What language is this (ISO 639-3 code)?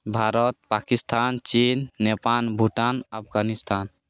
ori